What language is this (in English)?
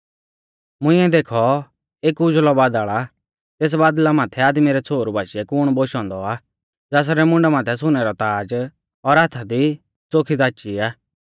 Mahasu Pahari